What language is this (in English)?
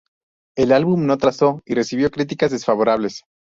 Spanish